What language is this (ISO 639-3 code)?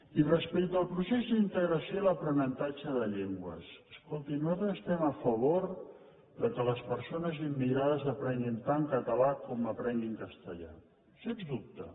cat